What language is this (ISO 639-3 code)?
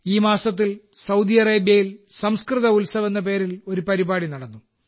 mal